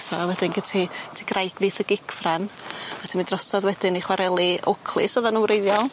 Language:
Welsh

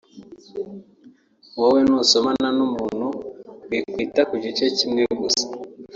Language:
Kinyarwanda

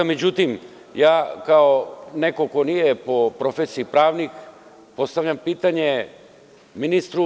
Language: Serbian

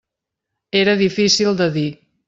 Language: Catalan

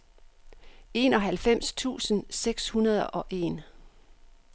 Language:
Danish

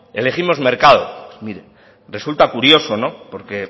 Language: Spanish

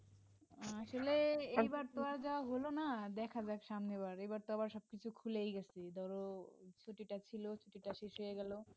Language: Bangla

